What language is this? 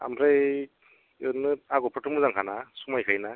Bodo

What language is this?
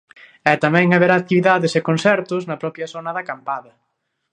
Galician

